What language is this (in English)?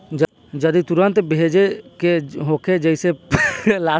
Bhojpuri